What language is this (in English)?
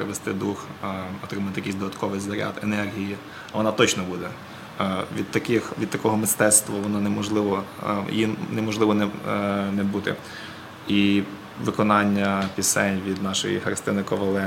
Ukrainian